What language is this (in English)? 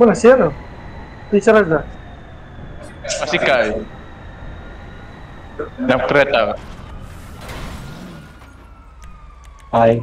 Indonesian